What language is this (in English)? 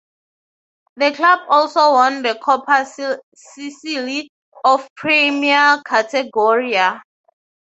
English